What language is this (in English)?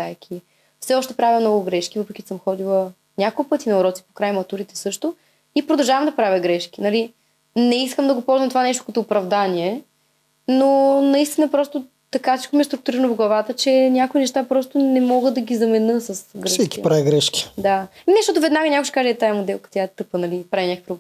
Bulgarian